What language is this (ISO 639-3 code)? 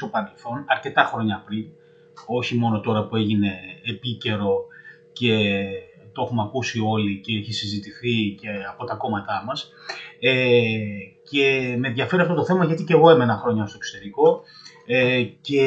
ell